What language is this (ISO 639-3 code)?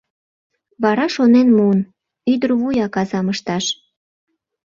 chm